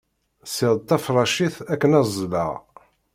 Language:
Kabyle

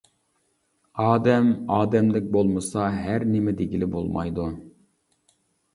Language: Uyghur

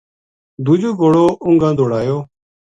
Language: Gujari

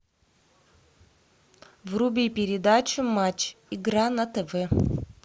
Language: Russian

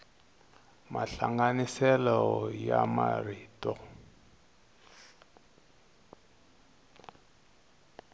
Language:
Tsonga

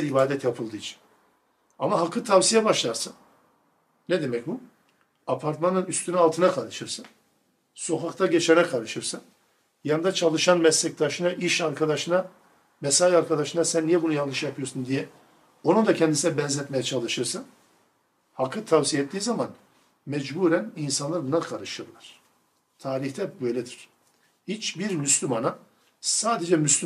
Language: Turkish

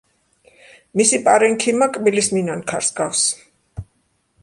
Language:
Georgian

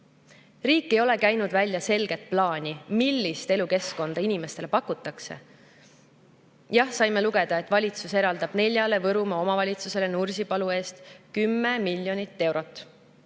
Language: Estonian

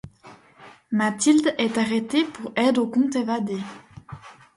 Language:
French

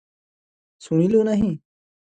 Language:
Odia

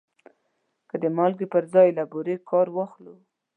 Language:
Pashto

